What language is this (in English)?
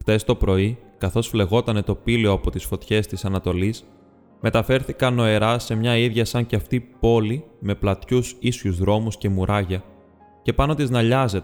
Greek